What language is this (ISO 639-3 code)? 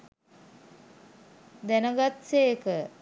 sin